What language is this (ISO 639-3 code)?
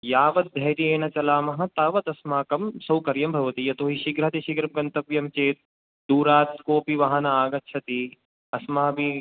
san